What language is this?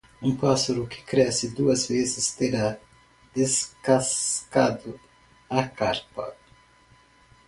Portuguese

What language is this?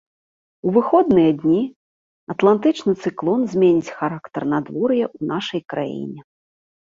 Belarusian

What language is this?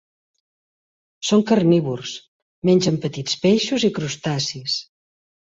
Catalan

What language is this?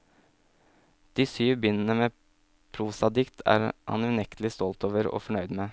Norwegian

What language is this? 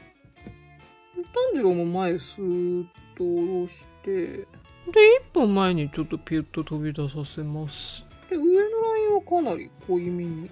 Japanese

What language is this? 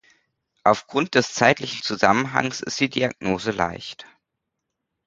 German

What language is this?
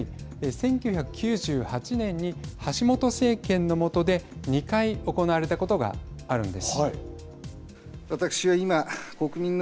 Japanese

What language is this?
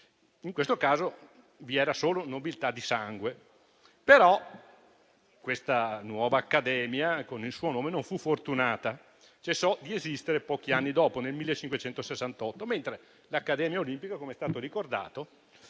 Italian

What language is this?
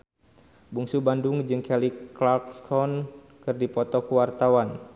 Sundanese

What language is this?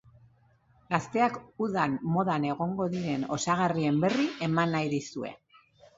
Basque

